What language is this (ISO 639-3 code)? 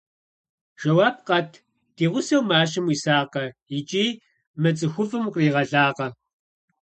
kbd